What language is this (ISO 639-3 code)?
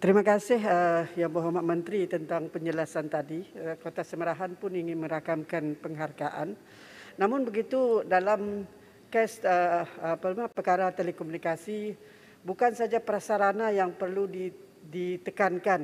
msa